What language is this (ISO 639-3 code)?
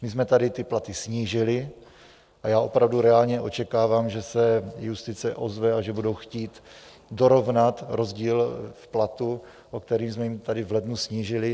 ces